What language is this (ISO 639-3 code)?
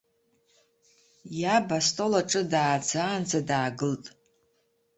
abk